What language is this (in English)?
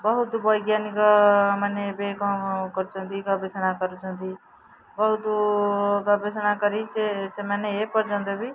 Odia